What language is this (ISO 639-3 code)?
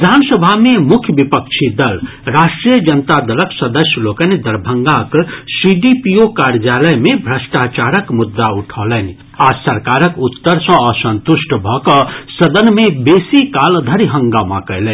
mai